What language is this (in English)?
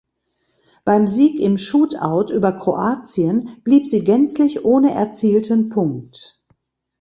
German